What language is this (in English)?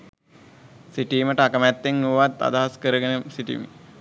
Sinhala